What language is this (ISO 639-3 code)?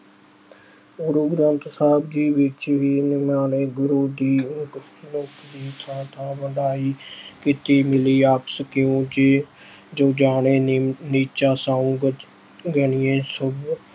pan